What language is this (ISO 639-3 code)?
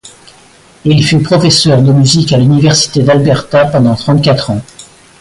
fra